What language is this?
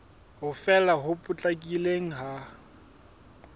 Southern Sotho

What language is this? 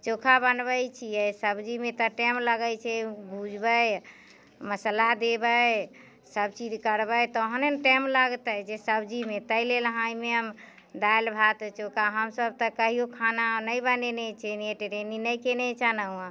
Maithili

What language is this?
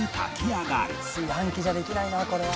Japanese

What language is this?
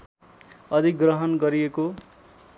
Nepali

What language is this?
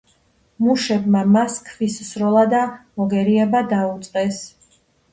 Georgian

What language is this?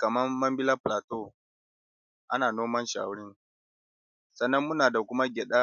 Hausa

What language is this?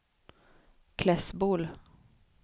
Swedish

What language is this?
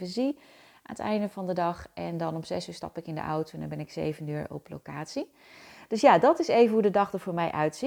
Dutch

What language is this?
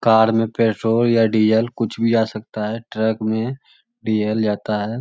Magahi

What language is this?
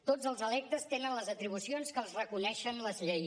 Catalan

